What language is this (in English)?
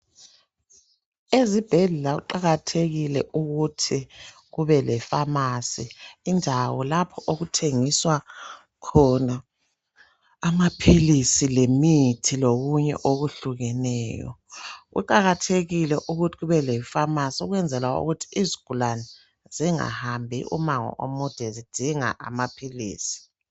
North Ndebele